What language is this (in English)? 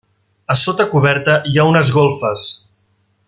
Catalan